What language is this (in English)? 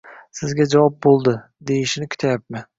Uzbek